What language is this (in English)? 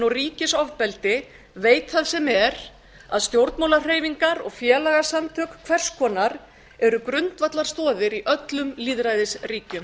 Icelandic